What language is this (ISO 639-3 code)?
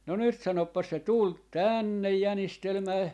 fin